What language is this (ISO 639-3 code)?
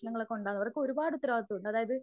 mal